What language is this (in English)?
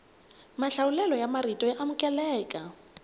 Tsonga